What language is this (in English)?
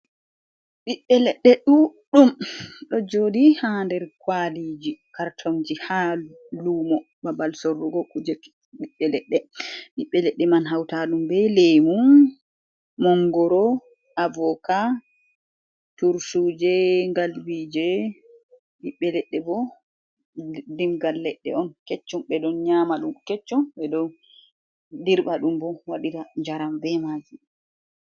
Fula